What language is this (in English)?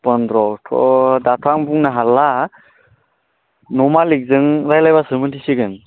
Bodo